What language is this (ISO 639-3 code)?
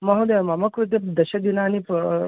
san